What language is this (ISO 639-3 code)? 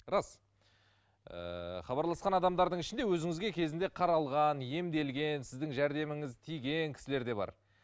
kaz